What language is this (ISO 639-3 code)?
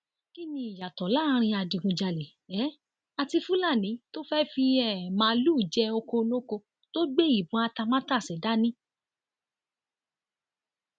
yor